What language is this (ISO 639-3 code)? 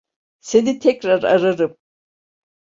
tur